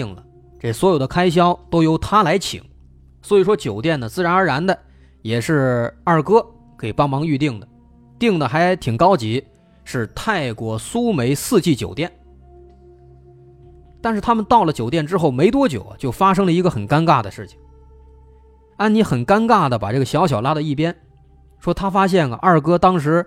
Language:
Chinese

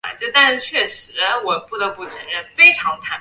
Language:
Chinese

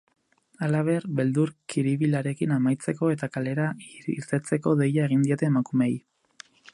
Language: Basque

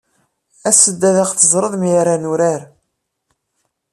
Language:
Kabyle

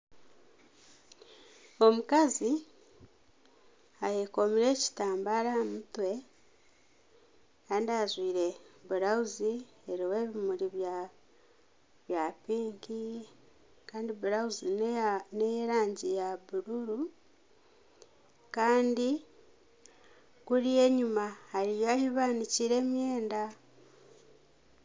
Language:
Nyankole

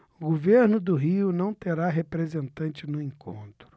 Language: Portuguese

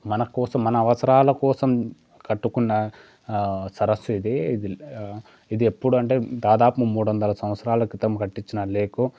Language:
Telugu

